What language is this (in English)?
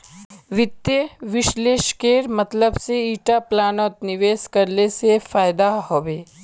Magahi